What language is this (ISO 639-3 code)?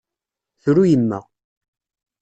kab